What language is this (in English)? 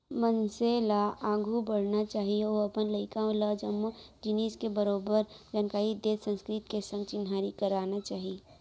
Chhattisgarhi